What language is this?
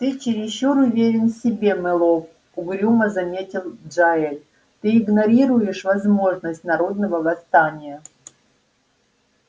Russian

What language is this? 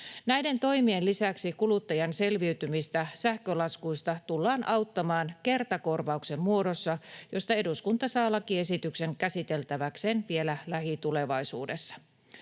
Finnish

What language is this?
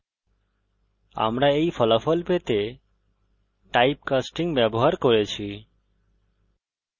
Bangla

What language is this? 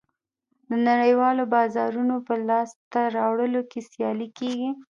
Pashto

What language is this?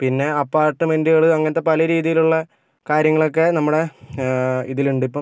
Malayalam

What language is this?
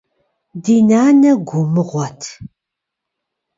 Kabardian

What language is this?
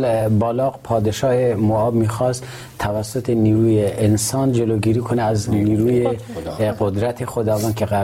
Persian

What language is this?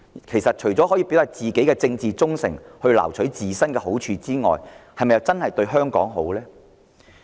Cantonese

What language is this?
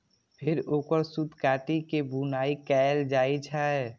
Maithili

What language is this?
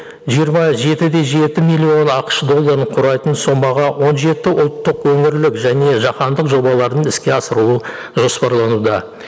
Kazakh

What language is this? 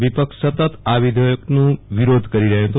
Gujarati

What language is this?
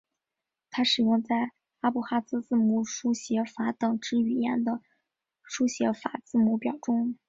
Chinese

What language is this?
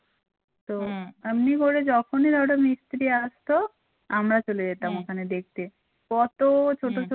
Bangla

